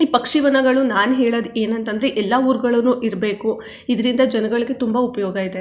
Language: Kannada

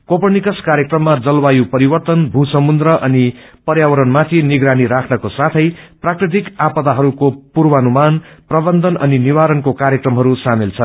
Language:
Nepali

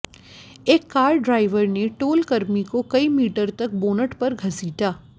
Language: Hindi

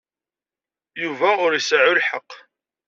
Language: Kabyle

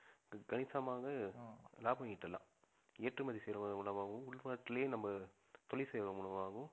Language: Tamil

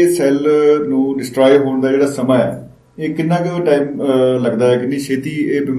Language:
Punjabi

